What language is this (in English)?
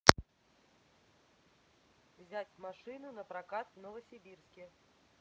Russian